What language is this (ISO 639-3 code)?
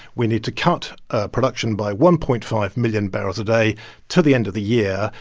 eng